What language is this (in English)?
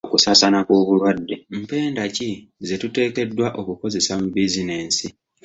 Ganda